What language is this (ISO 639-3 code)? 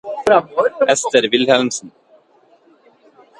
nob